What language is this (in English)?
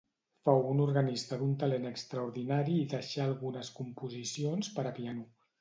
Catalan